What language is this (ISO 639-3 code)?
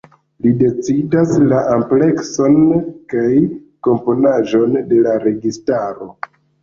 epo